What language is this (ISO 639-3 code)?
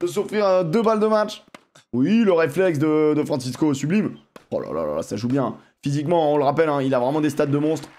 fra